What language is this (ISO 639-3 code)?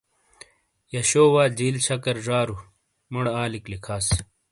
scl